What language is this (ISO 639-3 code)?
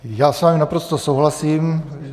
ces